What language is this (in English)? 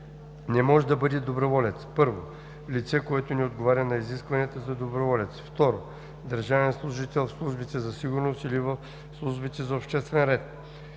Bulgarian